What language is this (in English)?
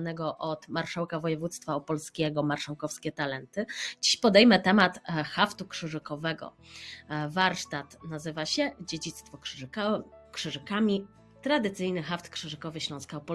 Polish